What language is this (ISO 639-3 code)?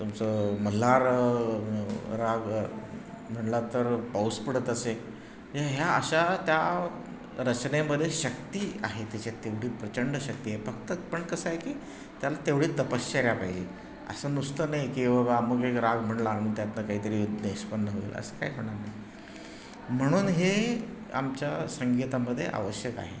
mar